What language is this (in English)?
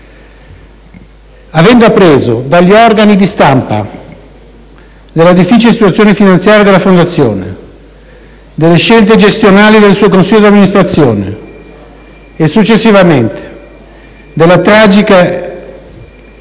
Italian